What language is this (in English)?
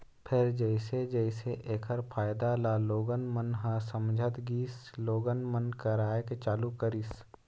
Chhattisgarhi